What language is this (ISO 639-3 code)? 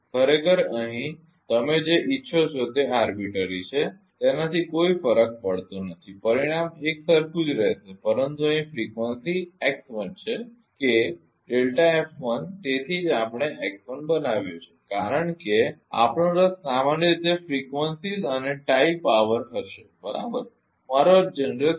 guj